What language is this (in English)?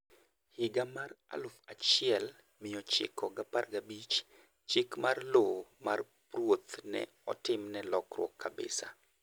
Luo (Kenya and Tanzania)